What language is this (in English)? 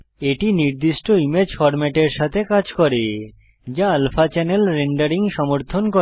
Bangla